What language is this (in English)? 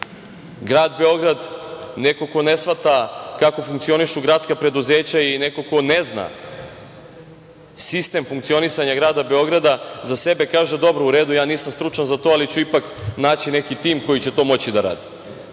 Serbian